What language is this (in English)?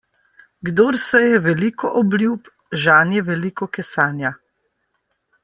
Slovenian